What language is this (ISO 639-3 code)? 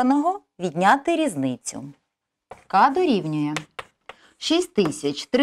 ukr